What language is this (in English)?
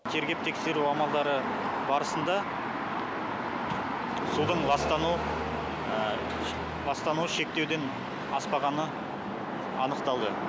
Kazakh